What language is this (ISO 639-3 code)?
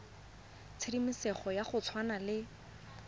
tsn